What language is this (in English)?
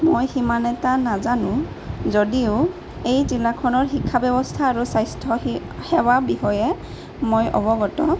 Assamese